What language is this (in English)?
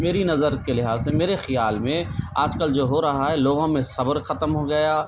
Urdu